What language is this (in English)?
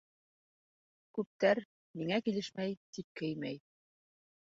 Bashkir